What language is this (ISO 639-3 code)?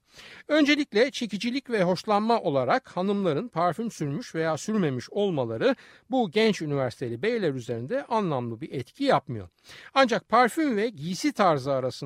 tur